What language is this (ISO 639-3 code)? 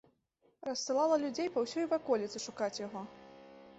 bel